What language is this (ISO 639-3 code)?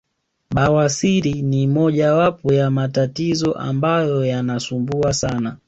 swa